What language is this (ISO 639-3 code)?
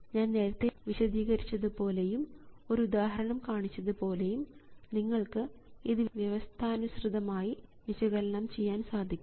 mal